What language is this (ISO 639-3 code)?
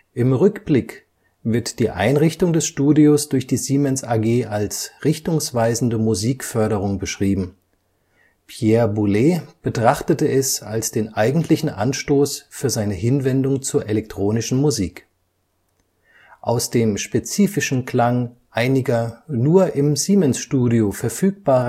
deu